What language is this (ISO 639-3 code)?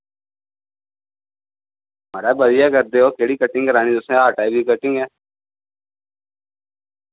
doi